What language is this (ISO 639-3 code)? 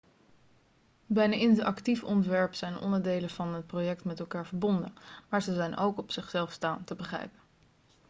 nld